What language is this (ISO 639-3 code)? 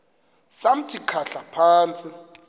xho